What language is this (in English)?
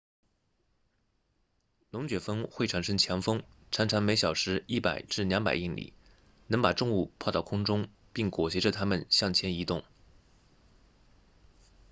Chinese